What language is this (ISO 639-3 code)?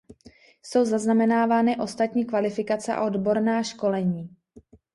ces